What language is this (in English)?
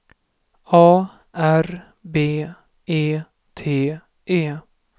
Swedish